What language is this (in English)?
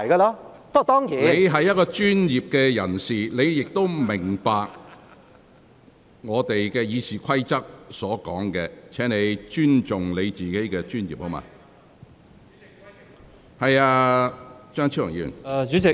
Cantonese